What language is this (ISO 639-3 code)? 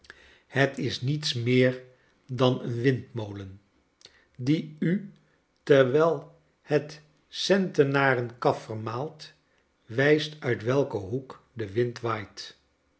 nld